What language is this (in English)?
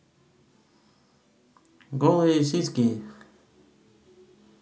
Russian